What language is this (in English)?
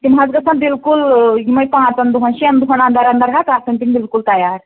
Kashmiri